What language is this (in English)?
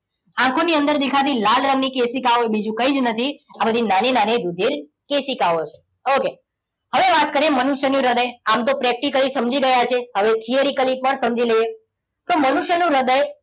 Gujarati